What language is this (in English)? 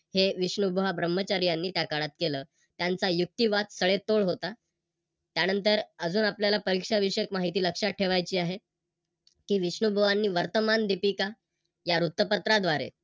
Marathi